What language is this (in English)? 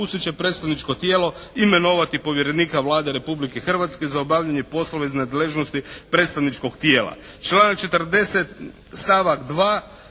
Croatian